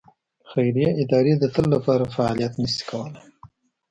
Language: Pashto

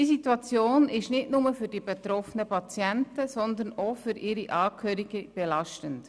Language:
Swiss German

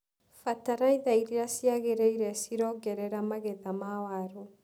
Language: Kikuyu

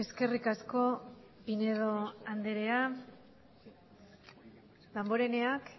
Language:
Basque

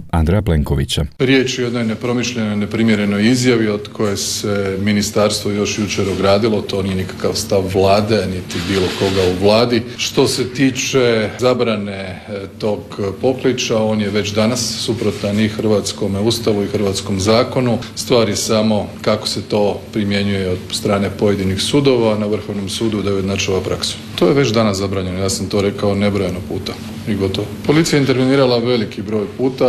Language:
Croatian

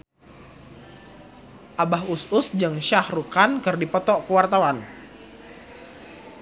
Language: Sundanese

